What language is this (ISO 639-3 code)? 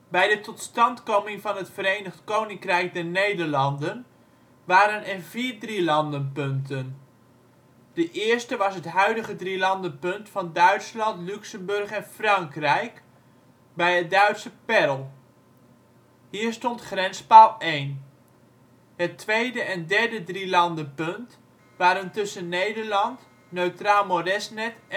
nld